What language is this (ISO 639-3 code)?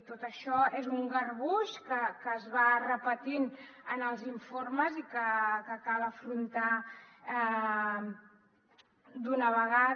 cat